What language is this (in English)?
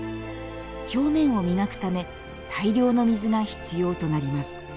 Japanese